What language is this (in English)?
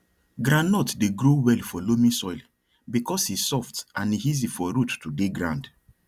Nigerian Pidgin